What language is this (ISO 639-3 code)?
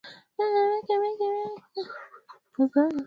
swa